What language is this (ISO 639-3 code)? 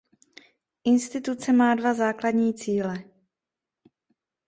ces